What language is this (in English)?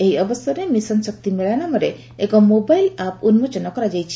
Odia